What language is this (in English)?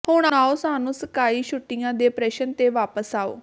Punjabi